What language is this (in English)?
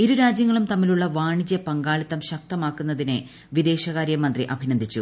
Malayalam